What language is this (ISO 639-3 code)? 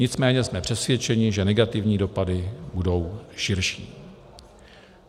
ces